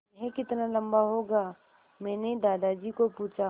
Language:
Hindi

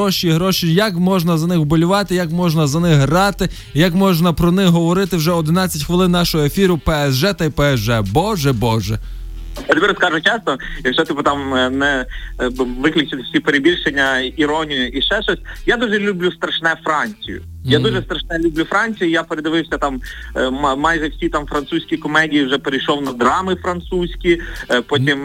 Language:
Ukrainian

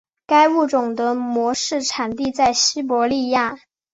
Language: Chinese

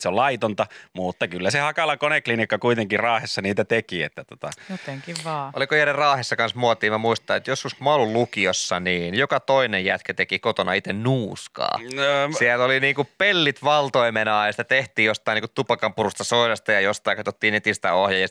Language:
Finnish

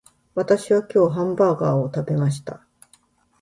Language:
Japanese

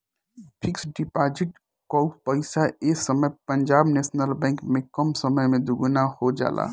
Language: Bhojpuri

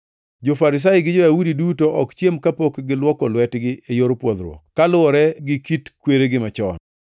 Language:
Luo (Kenya and Tanzania)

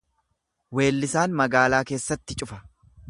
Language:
Oromo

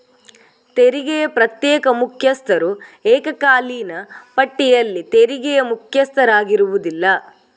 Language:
Kannada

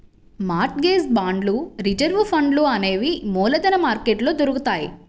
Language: Telugu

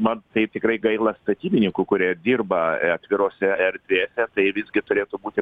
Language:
Lithuanian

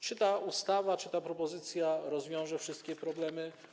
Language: Polish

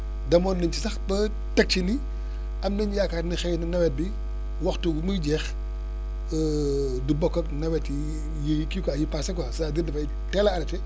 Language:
Wolof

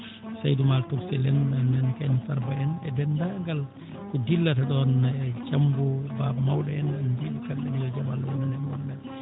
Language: Fula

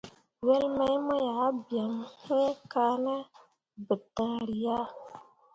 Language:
Mundang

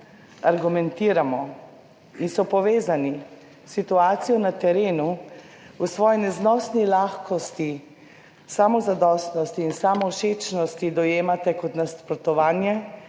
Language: Slovenian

